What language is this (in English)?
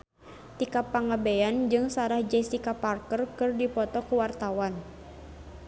Sundanese